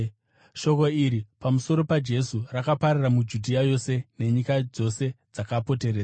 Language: Shona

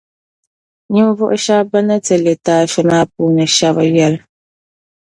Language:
Dagbani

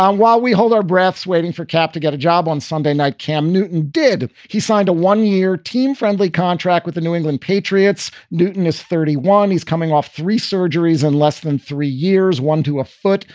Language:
English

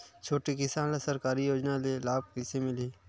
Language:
Chhattisgarhi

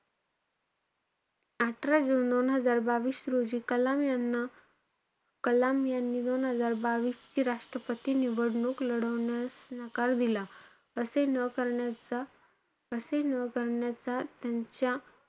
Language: Marathi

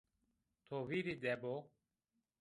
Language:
Zaza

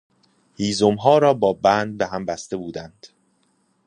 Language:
Persian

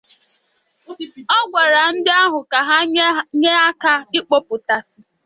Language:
Igbo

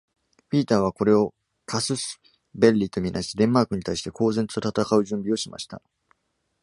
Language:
Japanese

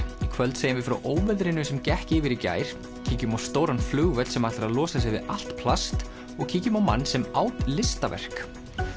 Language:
Icelandic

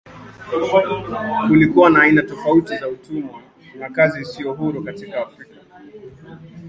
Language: Swahili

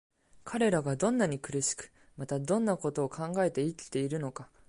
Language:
Japanese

